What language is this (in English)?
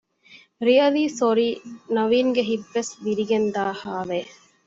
Divehi